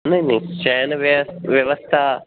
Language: Sanskrit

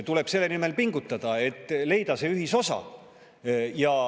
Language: Estonian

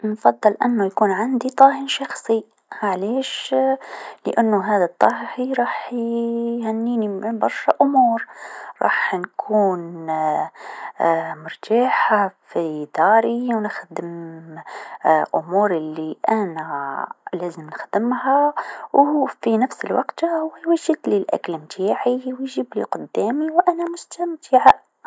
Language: Tunisian Arabic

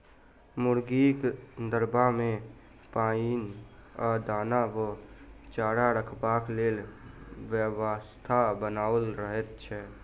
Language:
Maithili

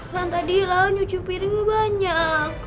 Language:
Indonesian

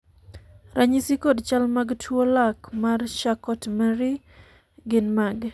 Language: Luo (Kenya and Tanzania)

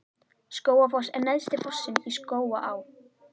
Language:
Icelandic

